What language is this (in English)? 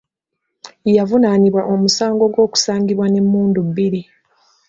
Ganda